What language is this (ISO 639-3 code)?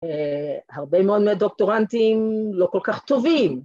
heb